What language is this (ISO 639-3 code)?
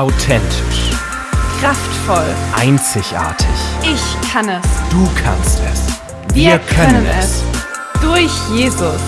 deu